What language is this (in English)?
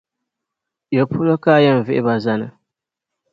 Dagbani